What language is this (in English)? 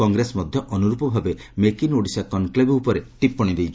Odia